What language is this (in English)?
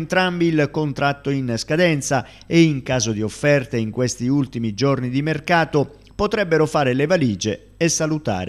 Italian